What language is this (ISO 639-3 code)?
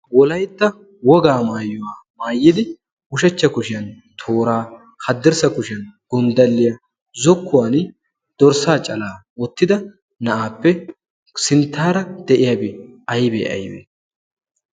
wal